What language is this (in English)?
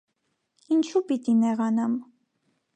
Armenian